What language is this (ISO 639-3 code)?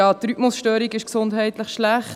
gsw